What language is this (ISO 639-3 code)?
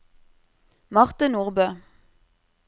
nor